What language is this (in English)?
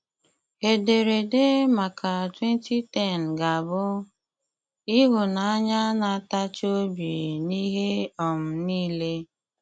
Igbo